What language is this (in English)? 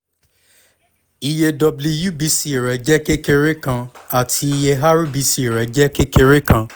Yoruba